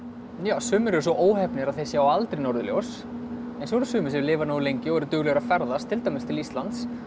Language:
Icelandic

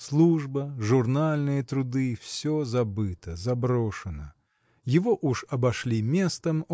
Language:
Russian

